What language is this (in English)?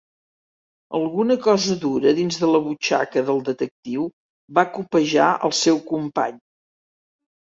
Catalan